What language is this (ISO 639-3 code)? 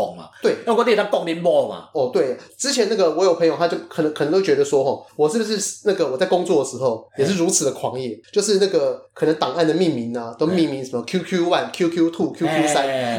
zho